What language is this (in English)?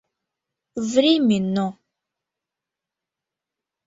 Mari